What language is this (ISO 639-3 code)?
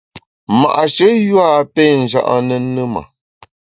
bax